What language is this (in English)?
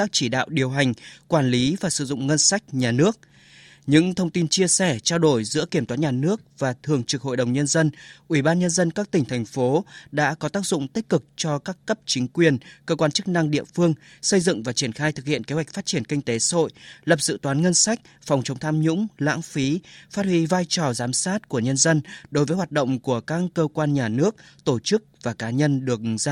Vietnamese